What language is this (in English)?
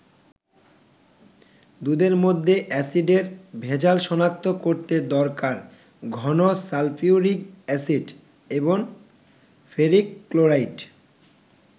Bangla